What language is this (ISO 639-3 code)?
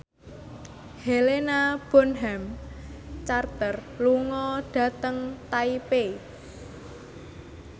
jav